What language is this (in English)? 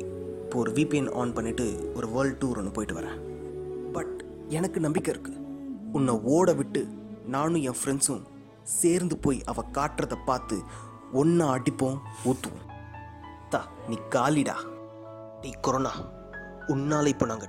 Tamil